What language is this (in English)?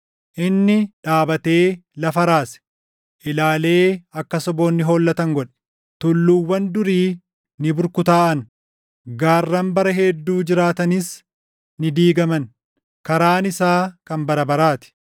Oromo